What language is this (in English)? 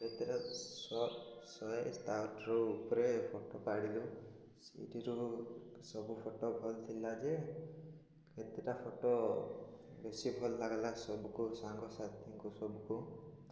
Odia